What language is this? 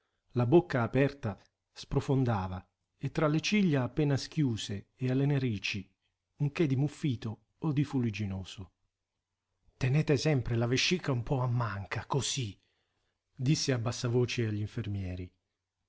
Italian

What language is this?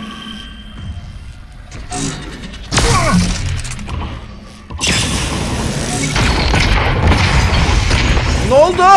Turkish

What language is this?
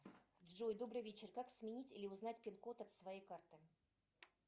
Russian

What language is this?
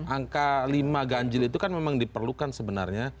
Indonesian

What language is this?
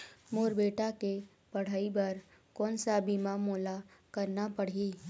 Chhattisgarhi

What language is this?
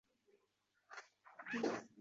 Uzbek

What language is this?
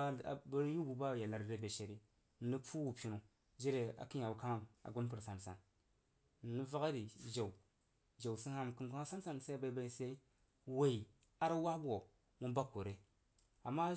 Jiba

